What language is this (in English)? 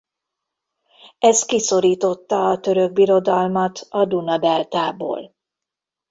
Hungarian